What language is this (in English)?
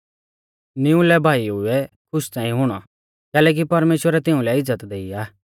Mahasu Pahari